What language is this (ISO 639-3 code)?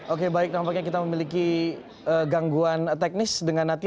ind